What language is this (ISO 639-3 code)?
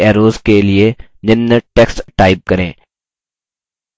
hin